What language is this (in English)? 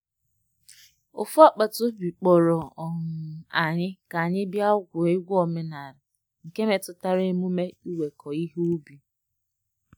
Igbo